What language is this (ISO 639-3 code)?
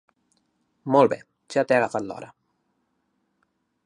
cat